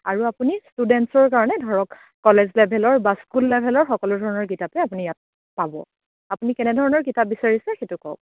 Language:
Assamese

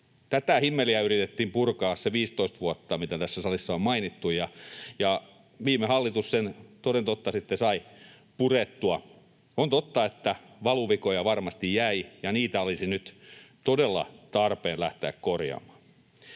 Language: Finnish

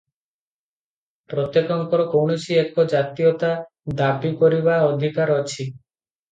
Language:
Odia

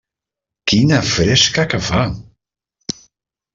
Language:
Catalan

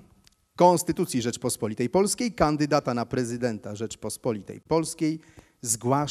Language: Polish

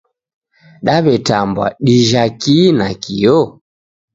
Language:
Taita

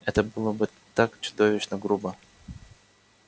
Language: Russian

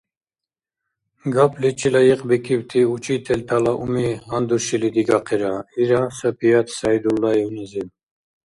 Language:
Dargwa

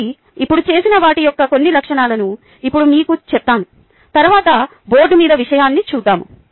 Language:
Telugu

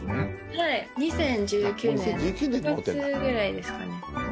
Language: Japanese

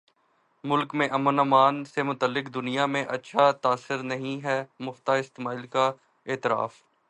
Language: Urdu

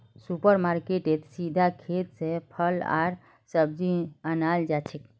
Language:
Magahi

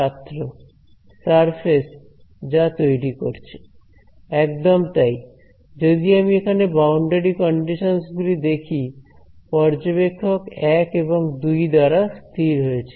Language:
Bangla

